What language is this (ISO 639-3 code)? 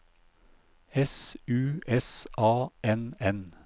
nor